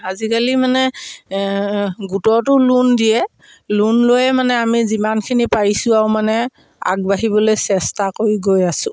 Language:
Assamese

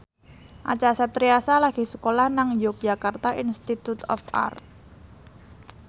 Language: Javanese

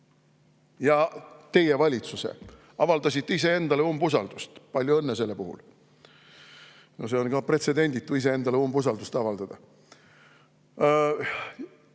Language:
Estonian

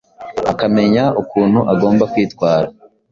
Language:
Kinyarwanda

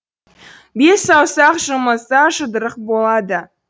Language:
Kazakh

